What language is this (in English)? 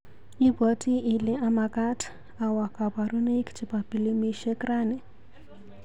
Kalenjin